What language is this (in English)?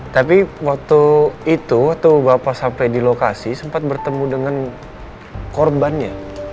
Indonesian